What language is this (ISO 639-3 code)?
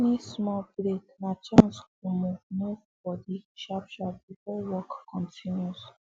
pcm